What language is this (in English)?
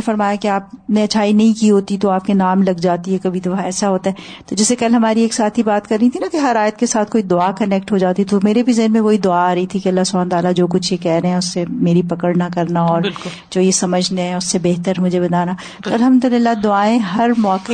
Urdu